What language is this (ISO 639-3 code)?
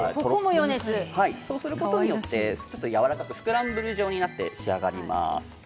jpn